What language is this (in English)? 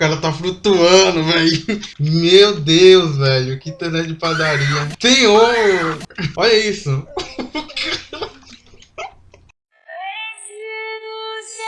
Portuguese